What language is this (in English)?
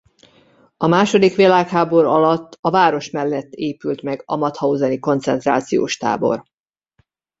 Hungarian